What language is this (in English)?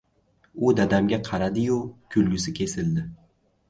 Uzbek